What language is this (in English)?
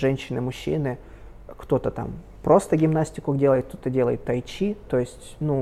Russian